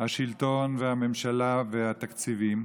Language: Hebrew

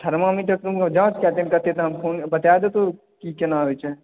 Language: Maithili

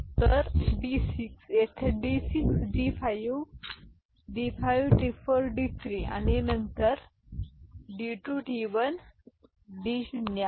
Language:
Marathi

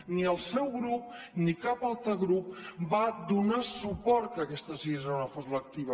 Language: Catalan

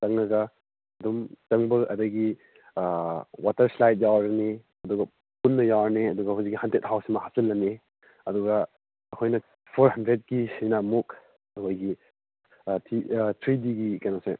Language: Manipuri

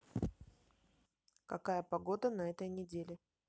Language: Russian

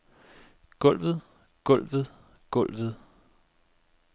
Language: Danish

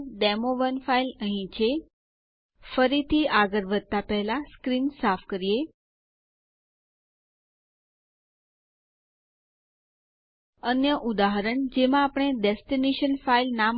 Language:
Gujarati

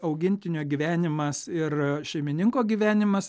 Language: Lithuanian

